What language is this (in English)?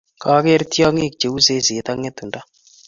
Kalenjin